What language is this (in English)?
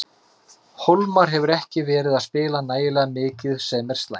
Icelandic